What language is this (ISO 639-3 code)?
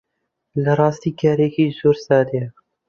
ckb